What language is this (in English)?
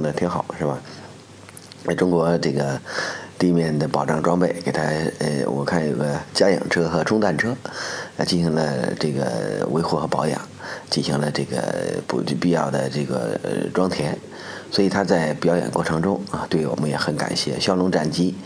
Chinese